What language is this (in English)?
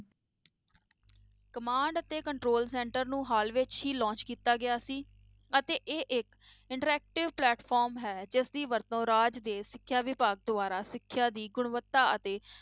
Punjabi